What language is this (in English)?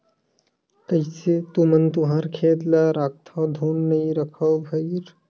Chhattisgarhi